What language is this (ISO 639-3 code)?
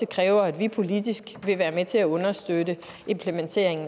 dan